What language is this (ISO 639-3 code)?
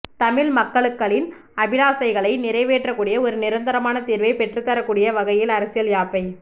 tam